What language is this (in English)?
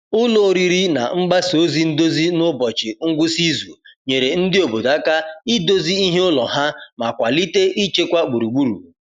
Igbo